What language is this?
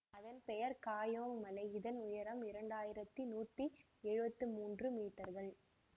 Tamil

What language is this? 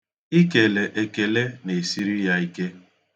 Igbo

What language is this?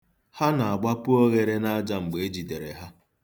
Igbo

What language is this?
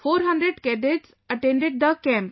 English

